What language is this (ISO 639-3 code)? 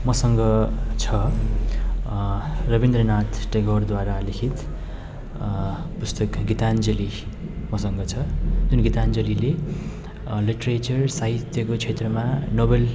nep